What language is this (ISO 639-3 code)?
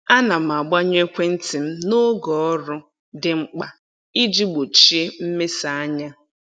ibo